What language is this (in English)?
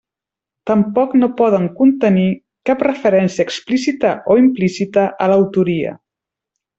Catalan